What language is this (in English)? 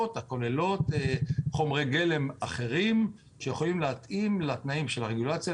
Hebrew